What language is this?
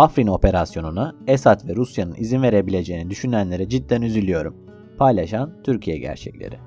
Turkish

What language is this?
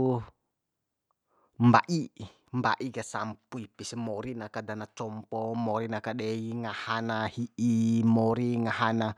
Bima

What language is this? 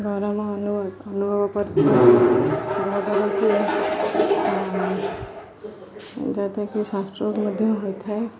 Odia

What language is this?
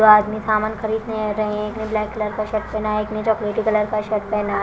Hindi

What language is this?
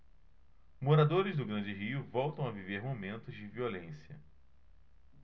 Portuguese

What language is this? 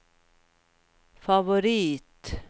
Swedish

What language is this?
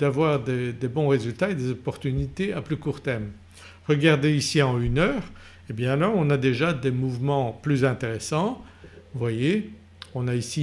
French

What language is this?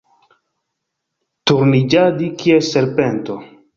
Esperanto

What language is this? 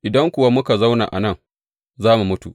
Hausa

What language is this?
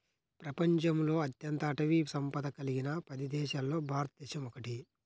Telugu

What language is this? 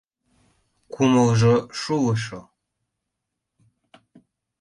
Mari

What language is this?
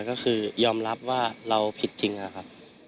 Thai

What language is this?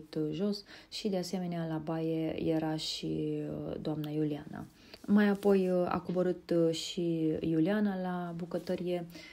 Romanian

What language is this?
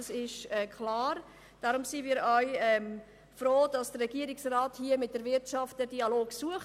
Swiss German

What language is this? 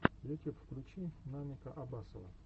Russian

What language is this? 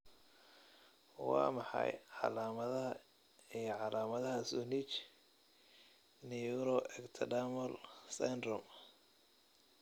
Somali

